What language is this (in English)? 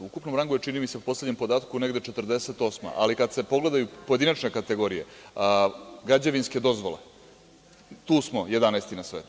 Serbian